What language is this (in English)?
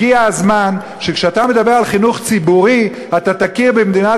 Hebrew